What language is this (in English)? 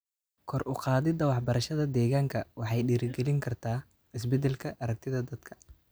Somali